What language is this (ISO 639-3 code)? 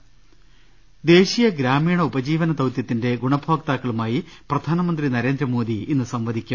mal